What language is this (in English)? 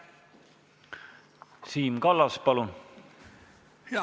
Estonian